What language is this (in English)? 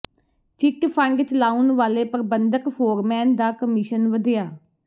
Punjabi